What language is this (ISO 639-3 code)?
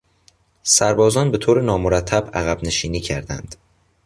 fas